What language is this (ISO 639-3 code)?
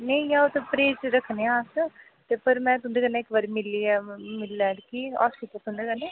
doi